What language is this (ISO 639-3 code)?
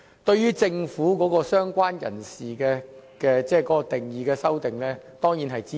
yue